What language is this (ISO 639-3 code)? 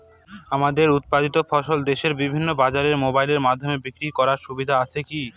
ben